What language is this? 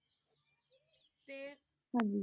Punjabi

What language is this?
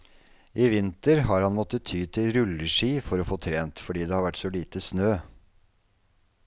Norwegian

